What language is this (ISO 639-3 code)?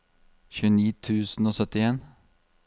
nor